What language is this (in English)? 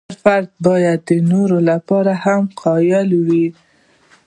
Pashto